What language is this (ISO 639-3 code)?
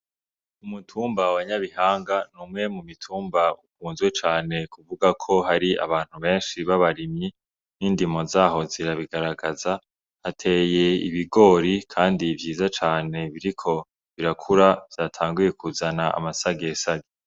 run